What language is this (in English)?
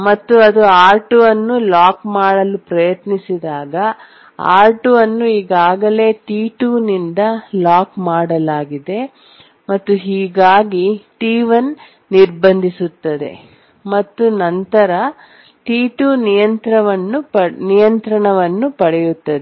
Kannada